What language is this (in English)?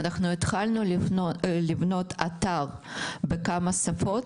Hebrew